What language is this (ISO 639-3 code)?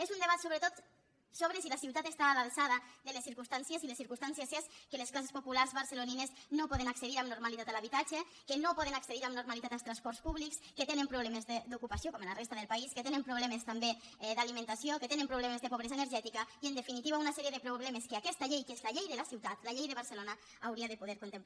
cat